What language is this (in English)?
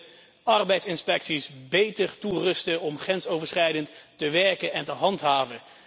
Dutch